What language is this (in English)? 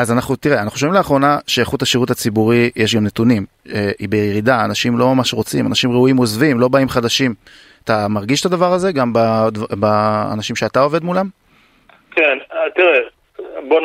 Hebrew